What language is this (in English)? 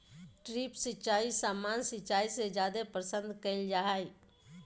Magahi